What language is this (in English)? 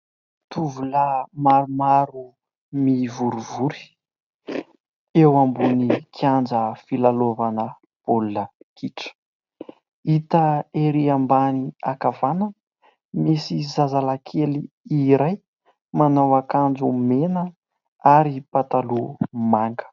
Malagasy